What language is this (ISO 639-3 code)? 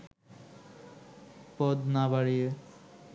ben